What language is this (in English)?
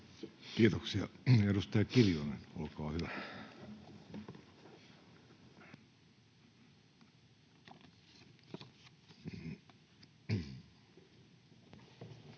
Finnish